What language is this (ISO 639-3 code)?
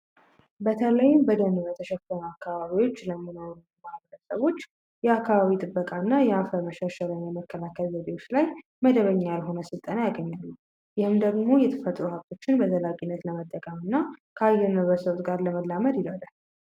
amh